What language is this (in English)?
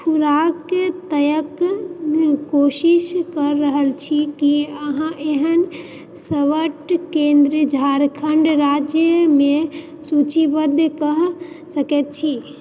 Maithili